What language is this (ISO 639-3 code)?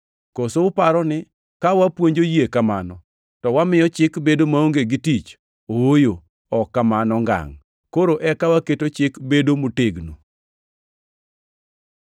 luo